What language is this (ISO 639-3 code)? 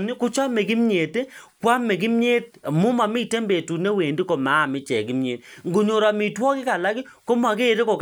kln